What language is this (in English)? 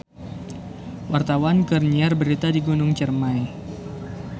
Sundanese